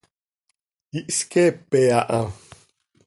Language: Seri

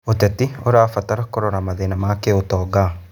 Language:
Kikuyu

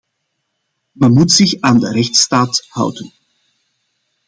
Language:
Dutch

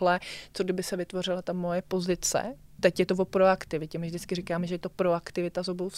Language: Czech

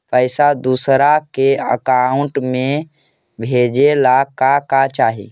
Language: Magahi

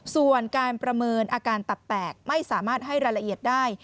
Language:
Thai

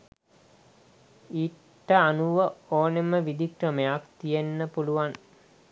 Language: Sinhala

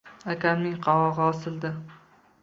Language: Uzbek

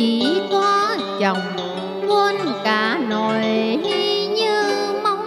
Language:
Vietnamese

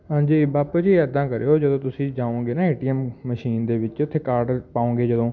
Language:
Punjabi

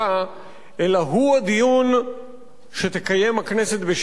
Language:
Hebrew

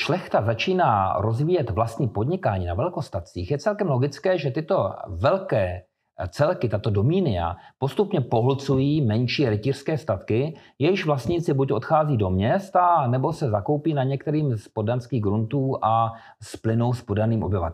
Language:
Czech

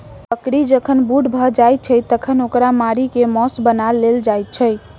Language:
Maithili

